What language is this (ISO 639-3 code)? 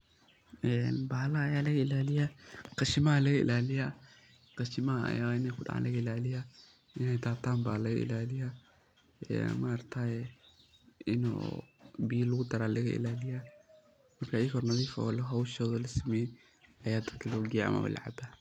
som